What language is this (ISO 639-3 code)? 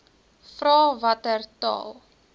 afr